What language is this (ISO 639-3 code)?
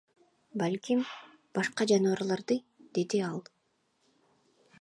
kir